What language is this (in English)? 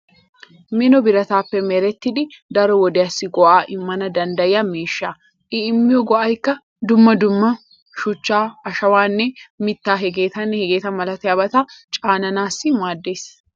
Wolaytta